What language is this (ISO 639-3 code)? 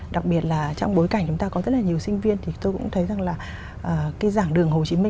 vie